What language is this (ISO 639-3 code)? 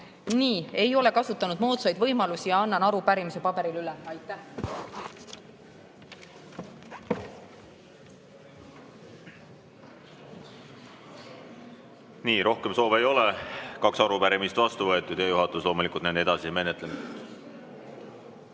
est